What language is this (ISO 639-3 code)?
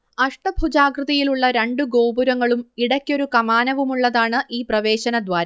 mal